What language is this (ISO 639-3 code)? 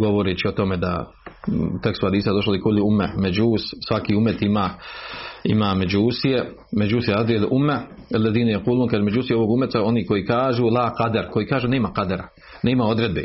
hrv